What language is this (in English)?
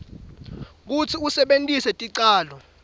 Swati